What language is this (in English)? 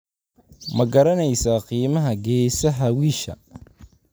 Somali